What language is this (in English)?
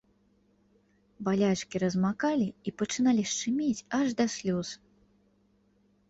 Belarusian